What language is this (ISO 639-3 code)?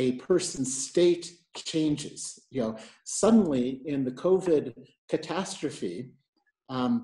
eng